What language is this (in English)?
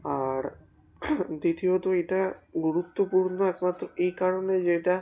Bangla